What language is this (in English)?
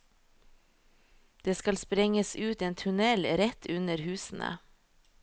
Norwegian